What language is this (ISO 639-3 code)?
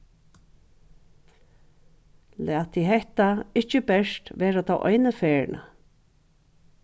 fao